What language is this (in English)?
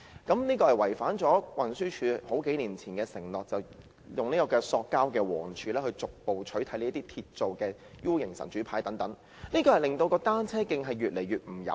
Cantonese